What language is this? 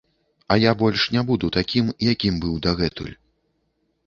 Belarusian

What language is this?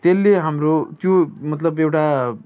Nepali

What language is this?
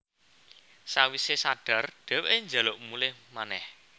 Javanese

